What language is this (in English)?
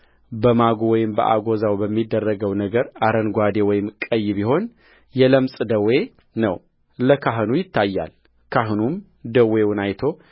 Amharic